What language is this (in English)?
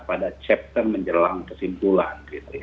Indonesian